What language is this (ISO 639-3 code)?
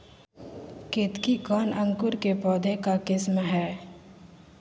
mag